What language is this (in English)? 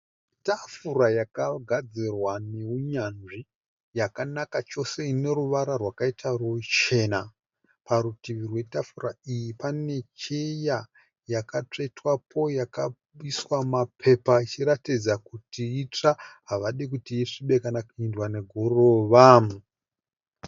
Shona